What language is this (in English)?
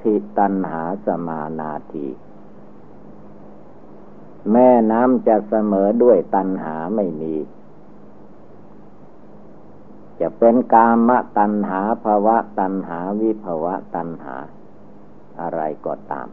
Thai